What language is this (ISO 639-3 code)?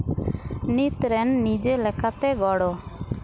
sat